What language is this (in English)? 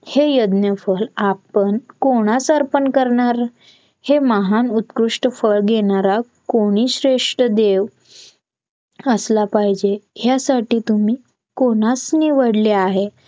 Marathi